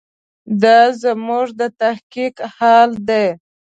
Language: Pashto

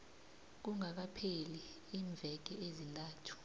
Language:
South Ndebele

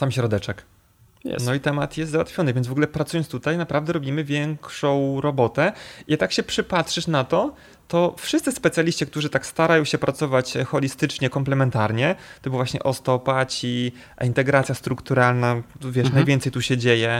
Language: Polish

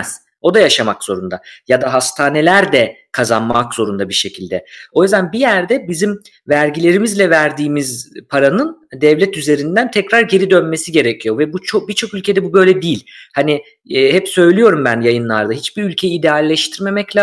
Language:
Turkish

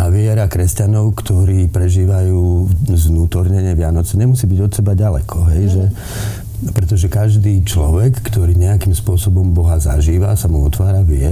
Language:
Slovak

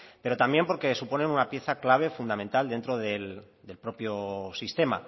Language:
Spanish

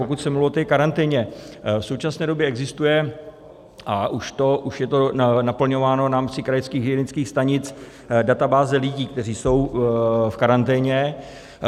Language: Czech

